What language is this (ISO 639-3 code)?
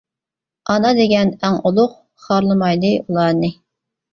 uig